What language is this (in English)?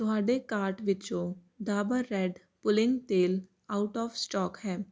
Punjabi